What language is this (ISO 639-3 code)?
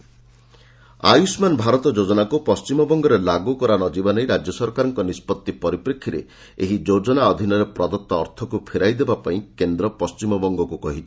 ori